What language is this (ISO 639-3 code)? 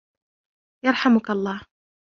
ara